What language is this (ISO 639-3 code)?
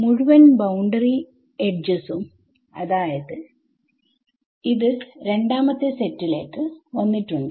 mal